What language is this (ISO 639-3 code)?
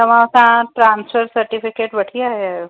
snd